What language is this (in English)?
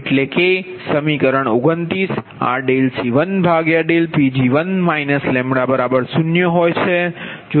Gujarati